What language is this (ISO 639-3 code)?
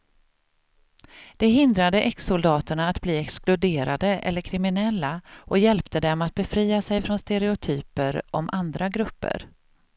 swe